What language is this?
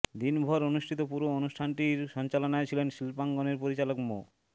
Bangla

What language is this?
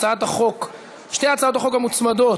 Hebrew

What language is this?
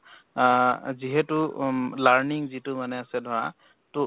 Assamese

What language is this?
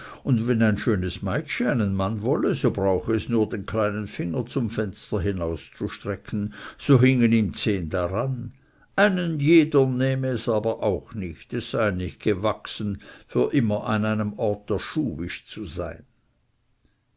German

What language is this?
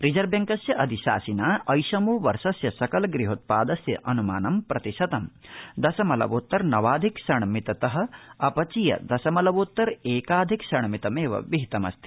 Sanskrit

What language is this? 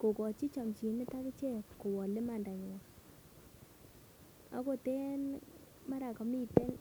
Kalenjin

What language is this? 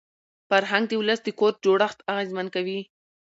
Pashto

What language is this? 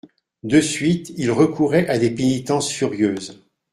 French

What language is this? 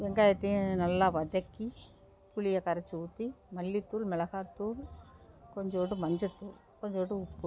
Tamil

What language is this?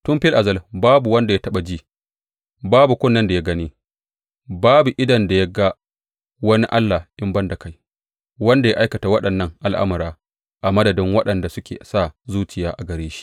Hausa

